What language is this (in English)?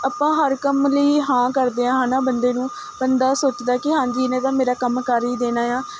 Punjabi